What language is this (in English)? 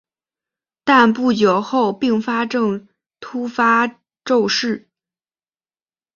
Chinese